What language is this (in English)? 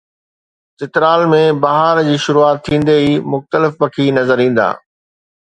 Sindhi